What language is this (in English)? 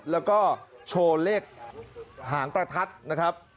Thai